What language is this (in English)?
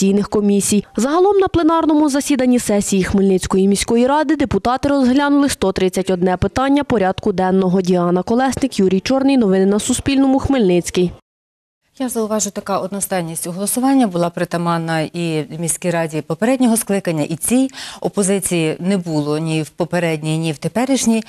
Ukrainian